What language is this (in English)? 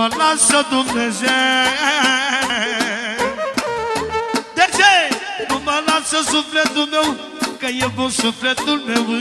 Romanian